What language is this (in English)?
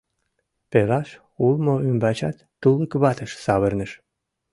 Mari